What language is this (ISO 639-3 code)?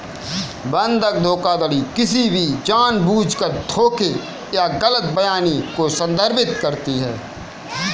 hin